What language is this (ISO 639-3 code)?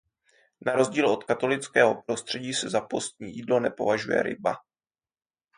ces